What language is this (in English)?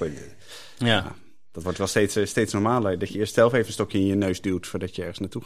Dutch